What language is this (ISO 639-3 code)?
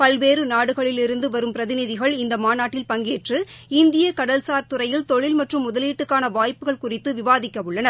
tam